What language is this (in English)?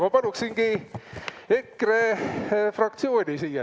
Estonian